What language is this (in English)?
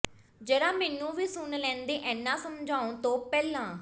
Punjabi